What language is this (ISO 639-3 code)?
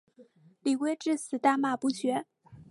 zho